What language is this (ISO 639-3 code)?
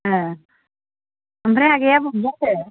brx